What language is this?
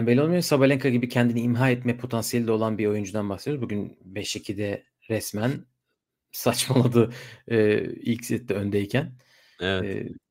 Turkish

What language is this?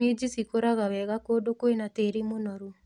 Kikuyu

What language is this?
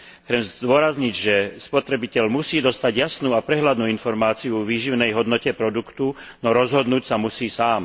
Slovak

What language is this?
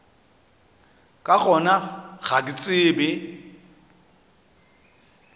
Northern Sotho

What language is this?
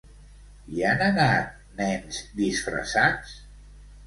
Catalan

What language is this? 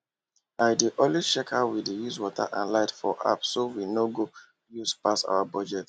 Nigerian Pidgin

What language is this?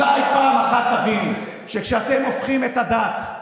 Hebrew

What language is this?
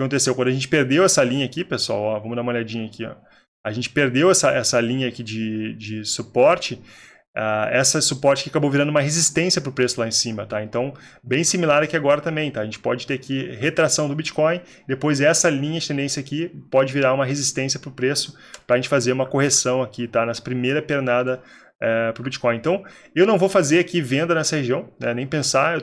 Portuguese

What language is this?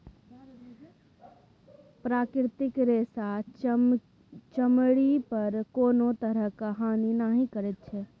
Maithili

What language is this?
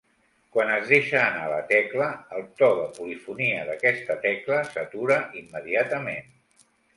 Catalan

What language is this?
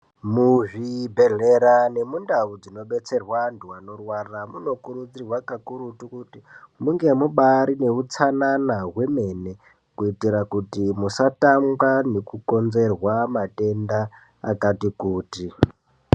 Ndau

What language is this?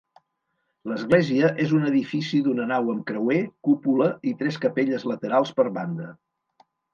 Catalan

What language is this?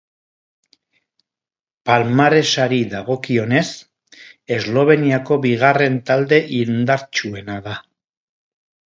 Basque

